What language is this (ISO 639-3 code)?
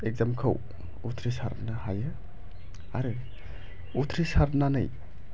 brx